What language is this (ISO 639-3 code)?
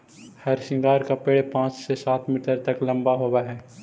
mag